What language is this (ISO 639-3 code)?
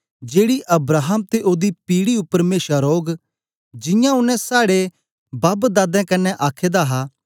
doi